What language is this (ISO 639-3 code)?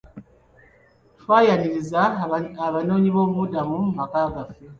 lug